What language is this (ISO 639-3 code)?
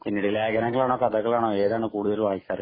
mal